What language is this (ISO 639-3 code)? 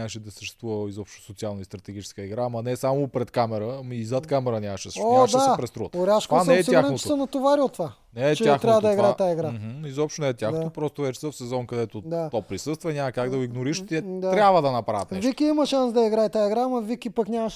bul